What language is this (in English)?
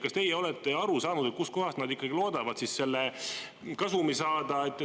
Estonian